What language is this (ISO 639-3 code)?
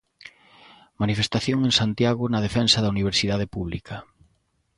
glg